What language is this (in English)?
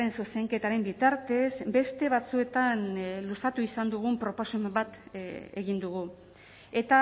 Basque